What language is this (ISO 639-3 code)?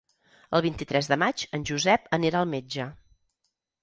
cat